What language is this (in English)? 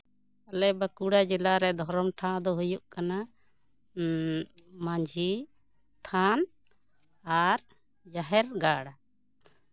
Santali